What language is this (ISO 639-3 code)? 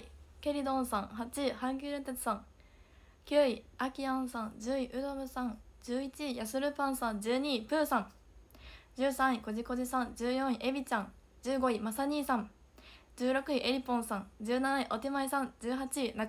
jpn